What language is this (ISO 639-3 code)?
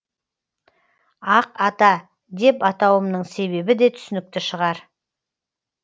kaz